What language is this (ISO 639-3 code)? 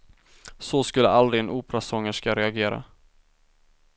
swe